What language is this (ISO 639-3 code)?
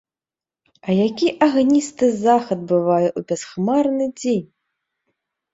bel